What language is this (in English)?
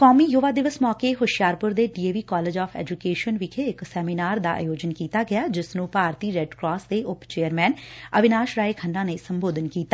Punjabi